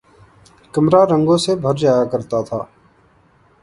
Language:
Urdu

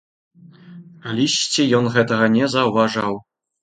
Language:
Belarusian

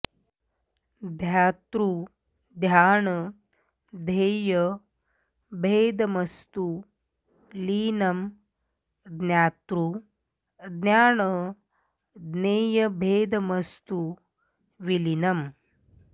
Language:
Sanskrit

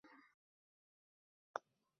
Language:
Uzbek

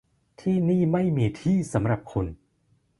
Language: Thai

